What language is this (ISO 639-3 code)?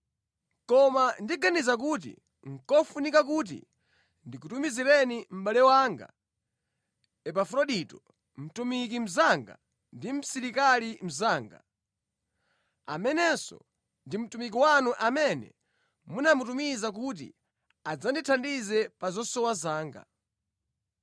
nya